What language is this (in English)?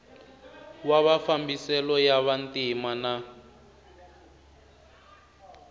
Tsonga